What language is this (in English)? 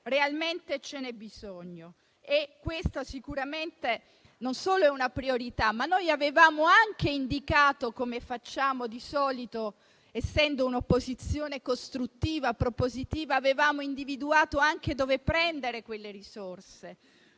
Italian